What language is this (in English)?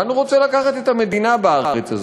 Hebrew